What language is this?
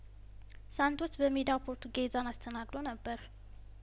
Amharic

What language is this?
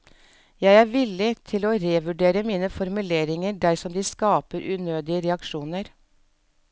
Norwegian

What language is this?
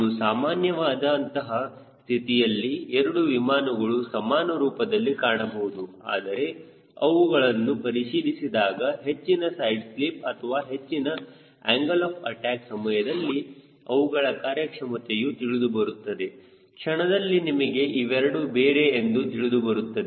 Kannada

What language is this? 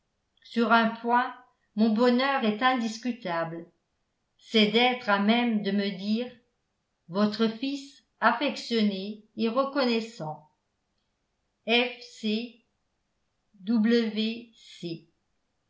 French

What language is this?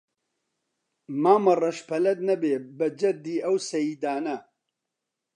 Central Kurdish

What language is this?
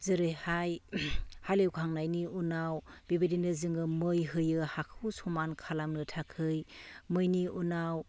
Bodo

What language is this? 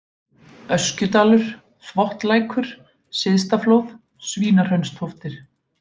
Icelandic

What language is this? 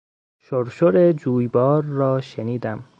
Persian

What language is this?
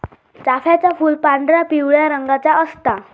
Marathi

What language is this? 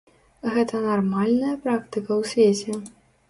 Belarusian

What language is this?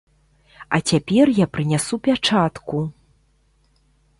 Belarusian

